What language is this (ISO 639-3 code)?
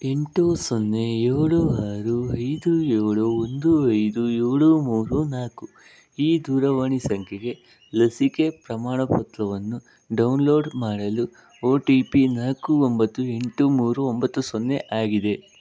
kan